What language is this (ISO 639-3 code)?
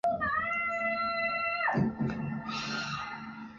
zho